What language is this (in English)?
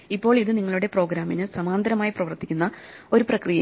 Malayalam